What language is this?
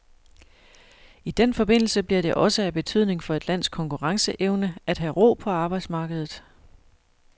Danish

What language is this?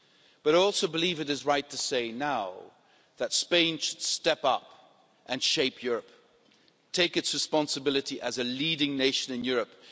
English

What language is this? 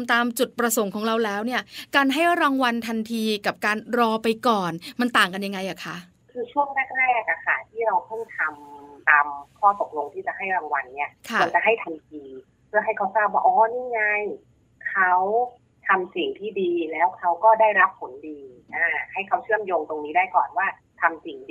Thai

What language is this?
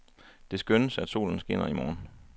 Danish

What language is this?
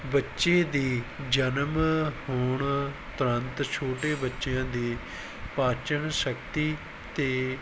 Punjabi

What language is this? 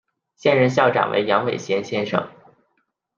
Chinese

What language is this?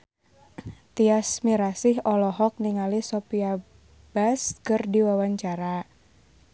Sundanese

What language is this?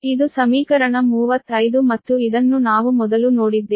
Kannada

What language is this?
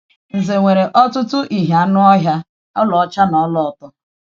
Igbo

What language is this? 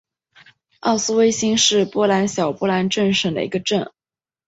Chinese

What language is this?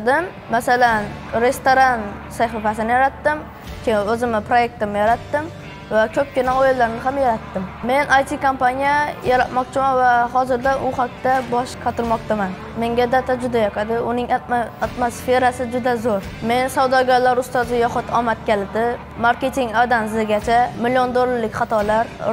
Turkish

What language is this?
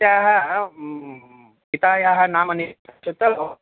Sanskrit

